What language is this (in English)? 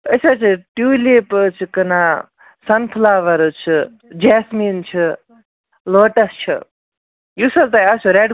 Kashmiri